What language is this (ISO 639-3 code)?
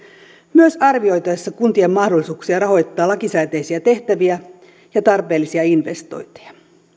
fin